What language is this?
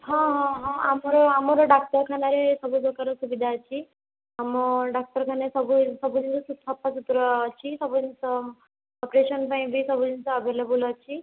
Odia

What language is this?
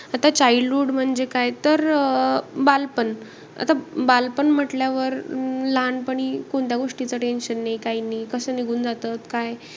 Marathi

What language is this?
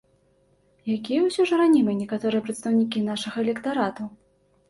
Belarusian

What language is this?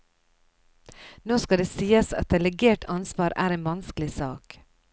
Norwegian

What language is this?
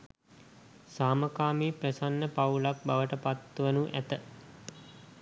Sinhala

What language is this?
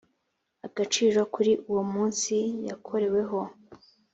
Kinyarwanda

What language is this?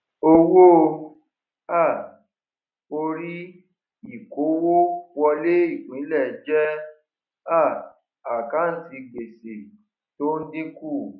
Yoruba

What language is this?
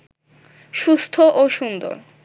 Bangla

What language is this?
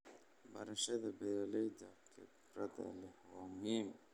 Somali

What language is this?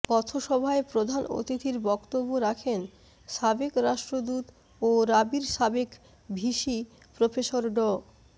Bangla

